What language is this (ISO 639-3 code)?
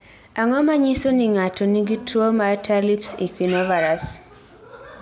luo